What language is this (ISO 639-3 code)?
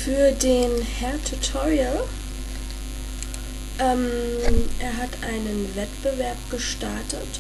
deu